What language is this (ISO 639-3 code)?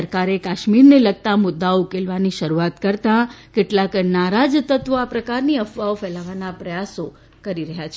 guj